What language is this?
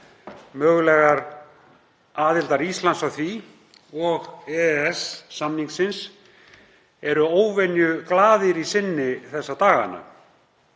Icelandic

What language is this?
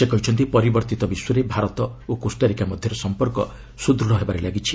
Odia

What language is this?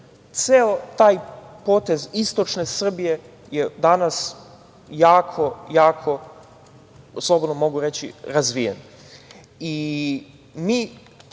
Serbian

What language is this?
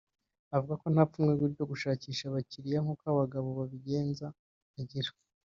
Kinyarwanda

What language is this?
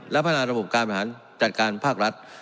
Thai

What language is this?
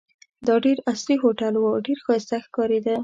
Pashto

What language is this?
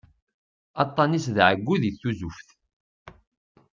Kabyle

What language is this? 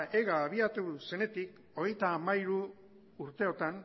Basque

